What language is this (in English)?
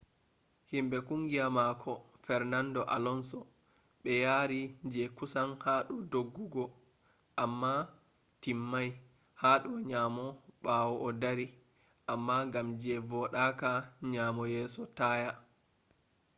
Fula